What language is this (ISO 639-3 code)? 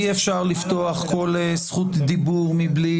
heb